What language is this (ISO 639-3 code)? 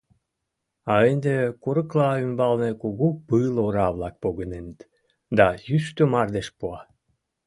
chm